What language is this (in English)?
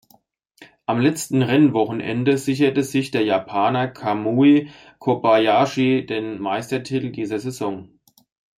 German